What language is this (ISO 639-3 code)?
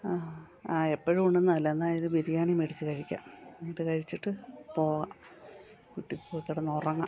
mal